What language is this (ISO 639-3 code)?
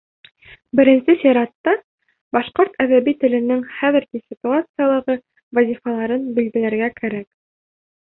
bak